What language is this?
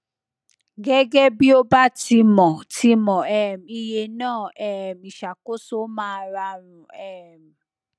Yoruba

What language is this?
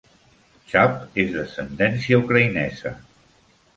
Catalan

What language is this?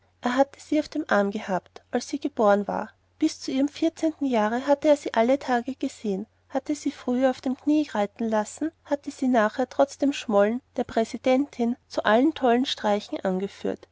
German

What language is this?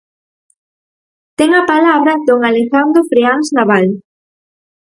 Galician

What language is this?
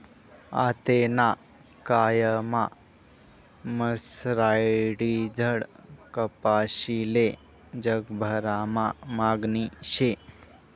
Marathi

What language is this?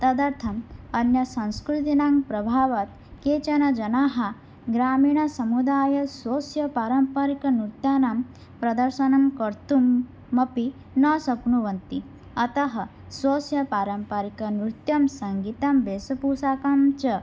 Sanskrit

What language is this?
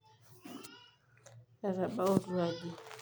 Masai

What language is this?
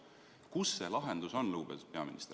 Estonian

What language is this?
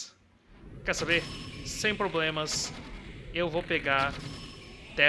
Portuguese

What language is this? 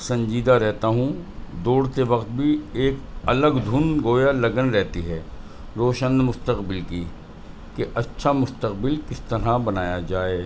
Urdu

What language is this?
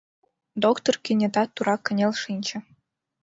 Mari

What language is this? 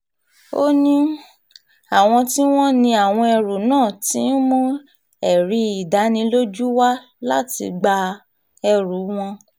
Yoruba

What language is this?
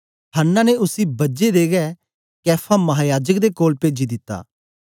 Dogri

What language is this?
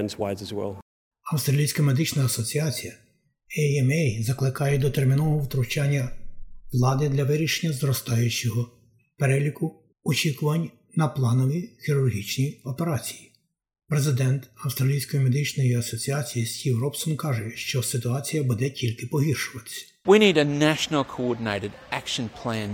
Ukrainian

